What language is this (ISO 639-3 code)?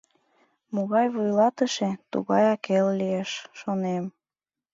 chm